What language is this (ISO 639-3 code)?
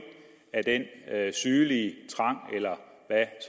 dan